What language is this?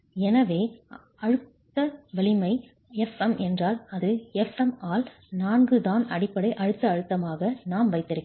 Tamil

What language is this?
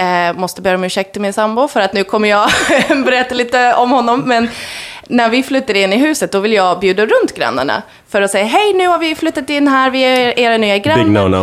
Swedish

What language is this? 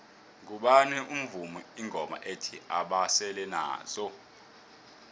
South Ndebele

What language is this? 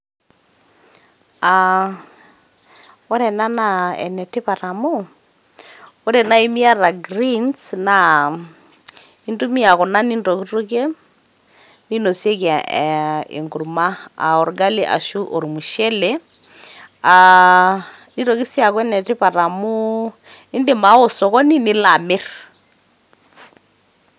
Masai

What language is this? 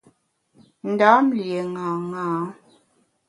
Bamun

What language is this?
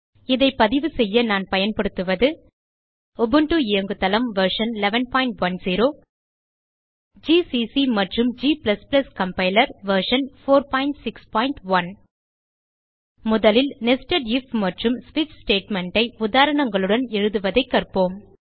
Tamil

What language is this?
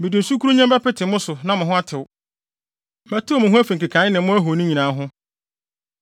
Akan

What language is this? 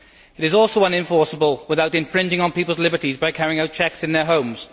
English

